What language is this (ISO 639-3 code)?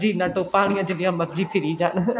pan